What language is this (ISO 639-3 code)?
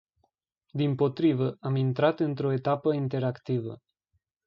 ron